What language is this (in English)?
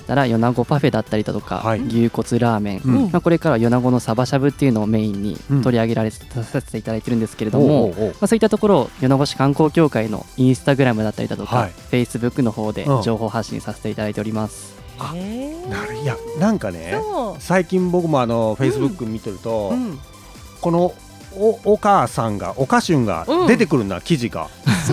Japanese